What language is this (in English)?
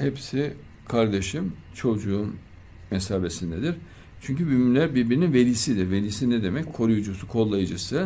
Turkish